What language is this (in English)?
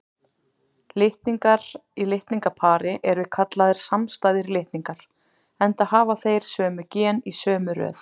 Icelandic